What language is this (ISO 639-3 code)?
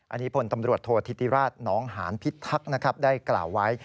tha